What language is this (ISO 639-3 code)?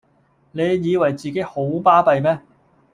yue